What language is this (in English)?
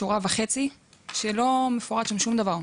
Hebrew